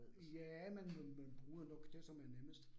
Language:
Danish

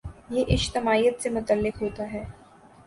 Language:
Urdu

